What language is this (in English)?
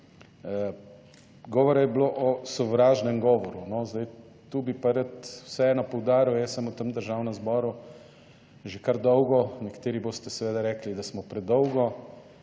Slovenian